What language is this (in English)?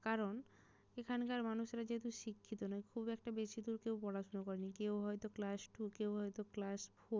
Bangla